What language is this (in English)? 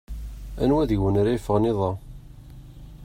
Kabyle